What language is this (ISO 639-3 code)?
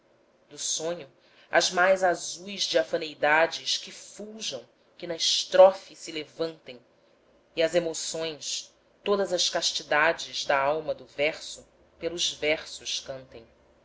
por